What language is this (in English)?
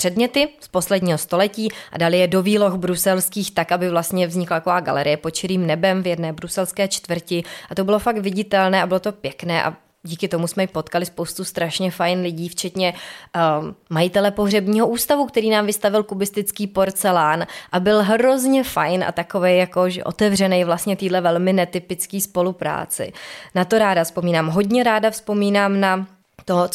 Czech